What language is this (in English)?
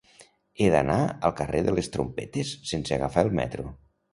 Catalan